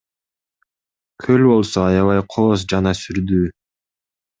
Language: Kyrgyz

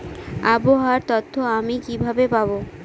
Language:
Bangla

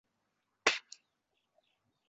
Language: Uzbek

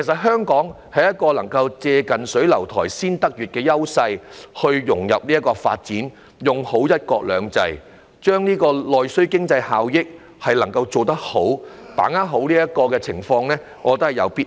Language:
Cantonese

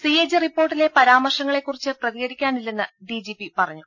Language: Malayalam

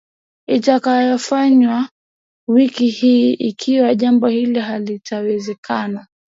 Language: Swahili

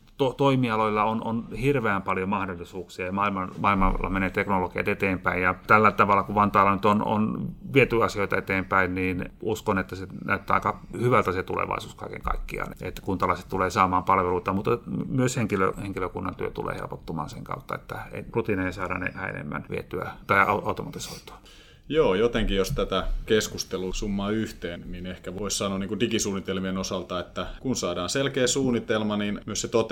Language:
Finnish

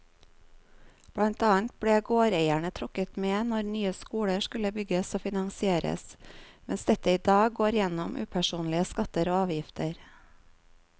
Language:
Norwegian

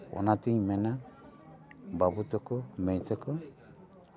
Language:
Santali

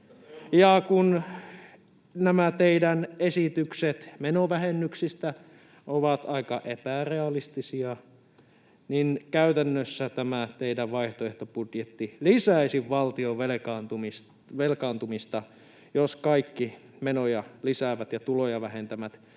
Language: Finnish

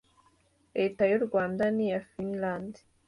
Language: Kinyarwanda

